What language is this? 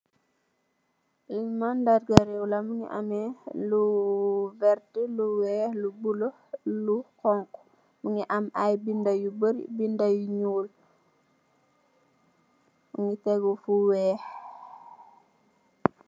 Wolof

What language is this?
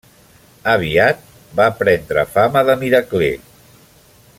Catalan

